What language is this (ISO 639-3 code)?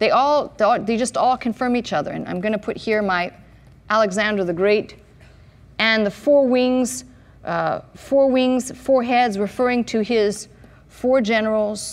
eng